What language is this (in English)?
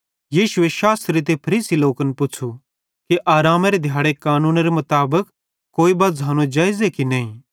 Bhadrawahi